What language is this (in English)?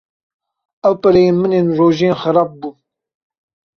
Kurdish